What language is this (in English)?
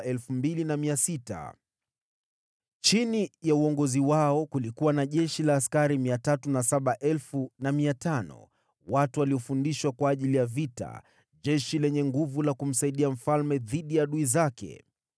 Swahili